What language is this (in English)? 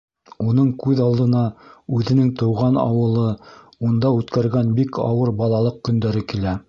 Bashkir